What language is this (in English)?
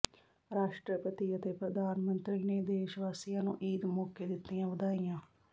Punjabi